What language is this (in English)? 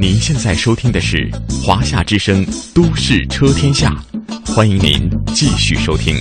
Chinese